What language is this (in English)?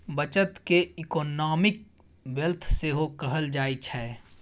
Maithili